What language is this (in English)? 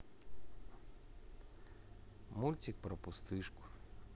Russian